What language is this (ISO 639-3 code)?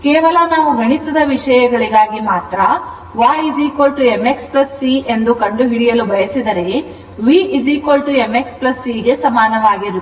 kan